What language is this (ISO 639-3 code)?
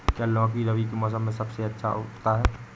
hin